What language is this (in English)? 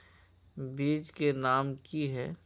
Magahi